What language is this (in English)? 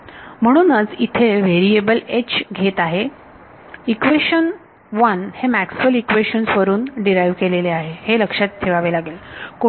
Marathi